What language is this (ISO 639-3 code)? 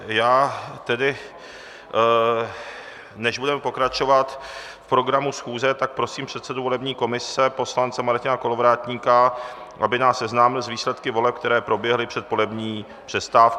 ces